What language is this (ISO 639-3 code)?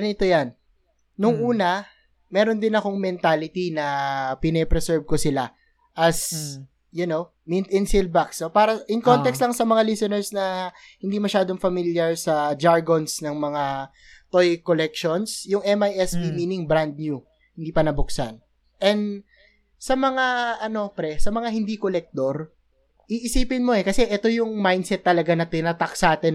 fil